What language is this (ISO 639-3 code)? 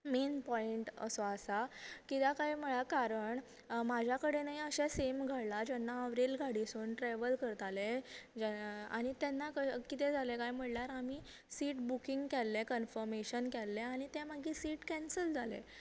kok